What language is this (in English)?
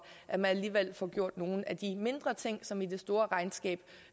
Danish